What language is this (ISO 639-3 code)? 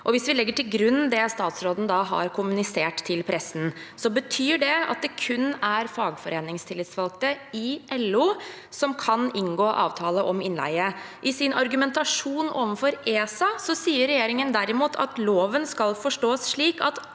nor